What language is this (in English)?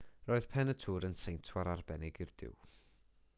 Welsh